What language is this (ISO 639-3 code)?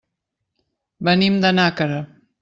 cat